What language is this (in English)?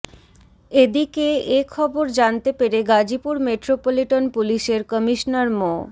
Bangla